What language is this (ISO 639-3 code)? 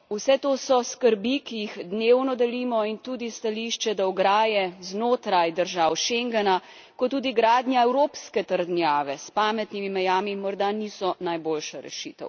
slv